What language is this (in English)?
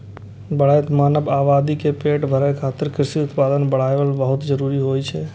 Maithili